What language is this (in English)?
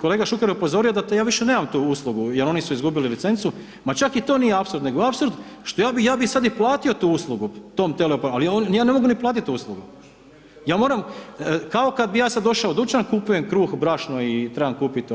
Croatian